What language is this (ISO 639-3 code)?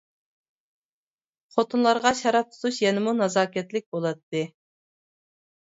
uig